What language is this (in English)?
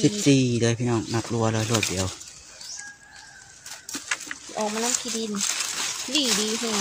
Thai